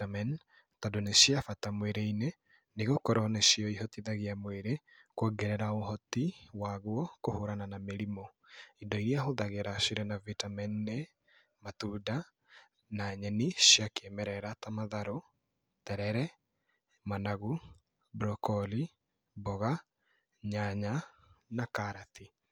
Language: Kikuyu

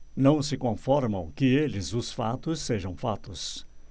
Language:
Portuguese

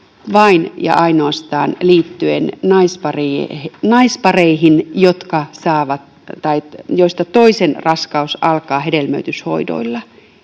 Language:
Finnish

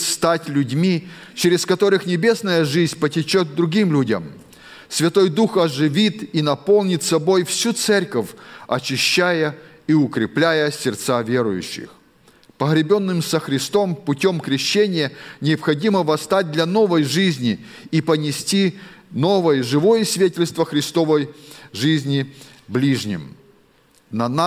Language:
Russian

